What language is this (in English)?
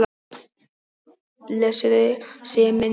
Icelandic